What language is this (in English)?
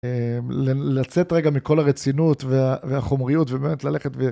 Hebrew